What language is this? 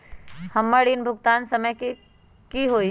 Magahi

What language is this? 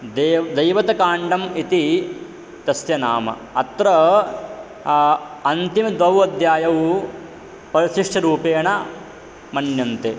Sanskrit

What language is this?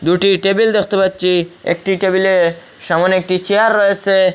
Bangla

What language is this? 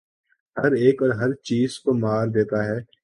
Urdu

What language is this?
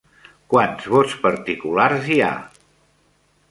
Catalan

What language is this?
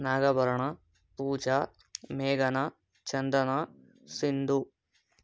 Kannada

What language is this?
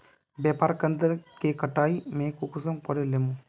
Magahi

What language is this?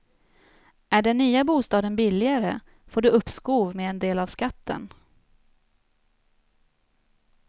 Swedish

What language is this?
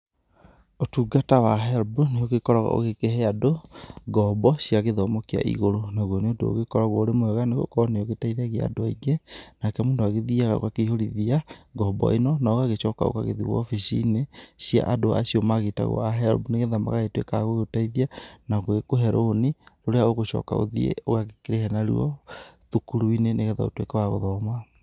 Kikuyu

